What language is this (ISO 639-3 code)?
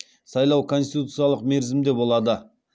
kaz